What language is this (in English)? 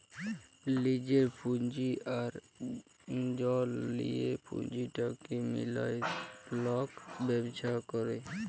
Bangla